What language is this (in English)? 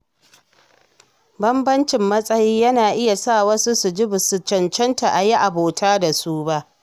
Hausa